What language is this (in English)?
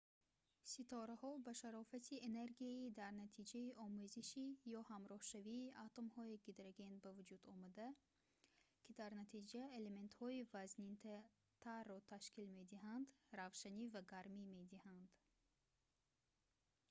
Tajik